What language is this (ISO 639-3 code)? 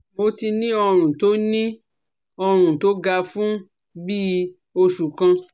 yor